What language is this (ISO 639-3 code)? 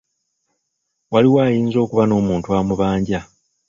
lug